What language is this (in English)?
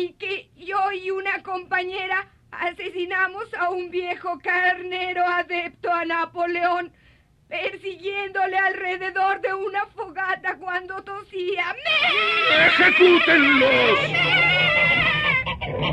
Spanish